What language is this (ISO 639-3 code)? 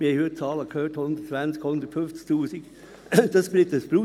gsw